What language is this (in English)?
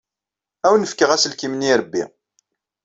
Kabyle